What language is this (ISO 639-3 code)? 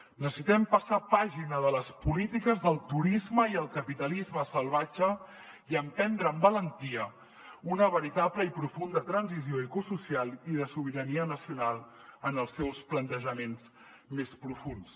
cat